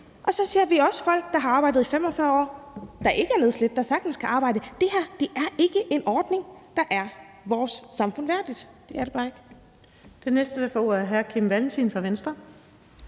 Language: Danish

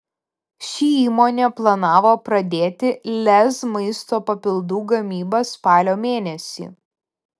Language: Lithuanian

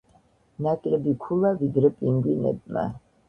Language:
Georgian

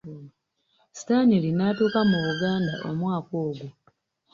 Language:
Ganda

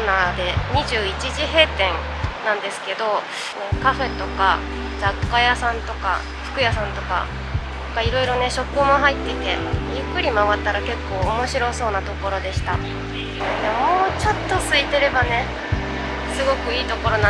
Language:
Japanese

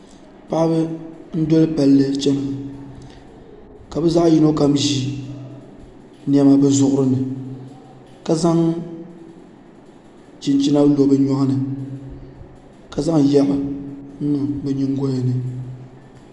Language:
Dagbani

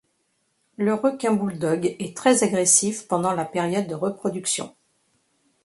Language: French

